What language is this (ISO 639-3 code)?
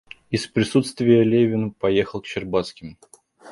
rus